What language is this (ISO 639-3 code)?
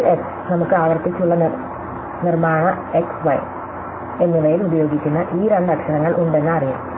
mal